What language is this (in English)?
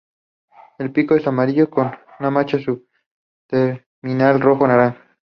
Spanish